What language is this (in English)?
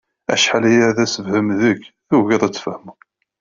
Kabyle